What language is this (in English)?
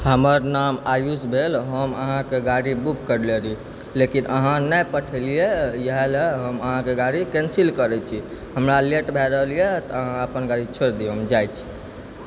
Maithili